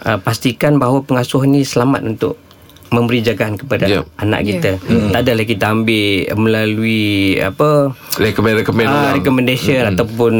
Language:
Malay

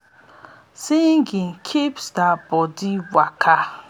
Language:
Nigerian Pidgin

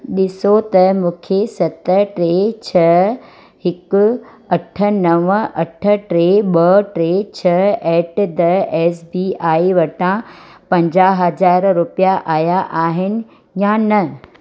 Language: Sindhi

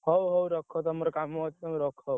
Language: Odia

